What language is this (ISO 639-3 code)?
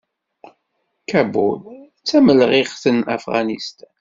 kab